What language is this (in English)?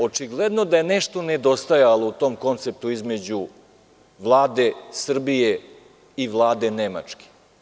Serbian